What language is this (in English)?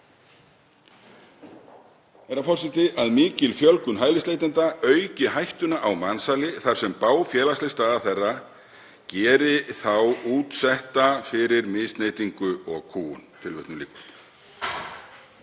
Icelandic